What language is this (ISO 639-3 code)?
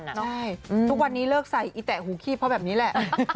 tha